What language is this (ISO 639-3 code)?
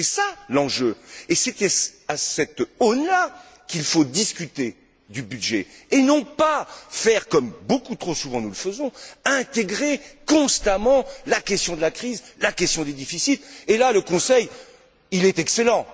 fra